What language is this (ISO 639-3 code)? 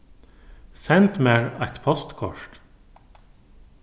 fao